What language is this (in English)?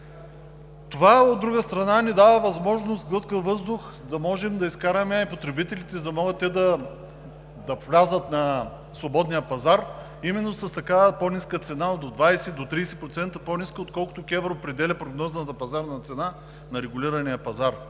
Bulgarian